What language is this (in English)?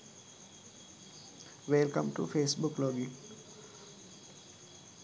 Sinhala